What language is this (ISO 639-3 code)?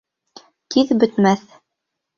bak